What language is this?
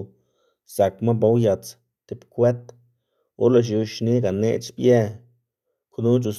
Xanaguía Zapotec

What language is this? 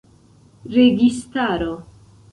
Esperanto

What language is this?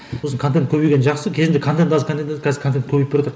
Kazakh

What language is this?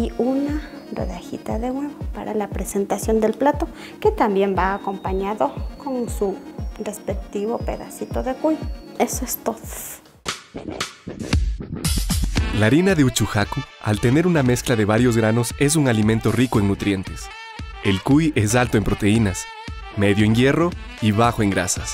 Spanish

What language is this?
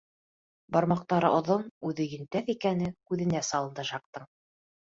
Bashkir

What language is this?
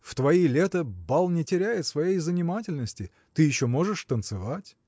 Russian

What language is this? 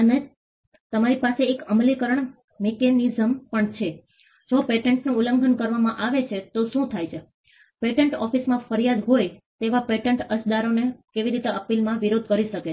Gujarati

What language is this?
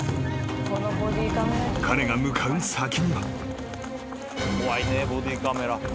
Japanese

